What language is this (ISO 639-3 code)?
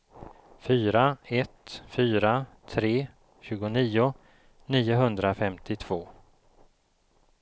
swe